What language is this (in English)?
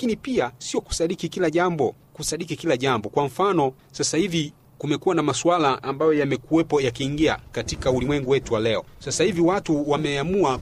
Swahili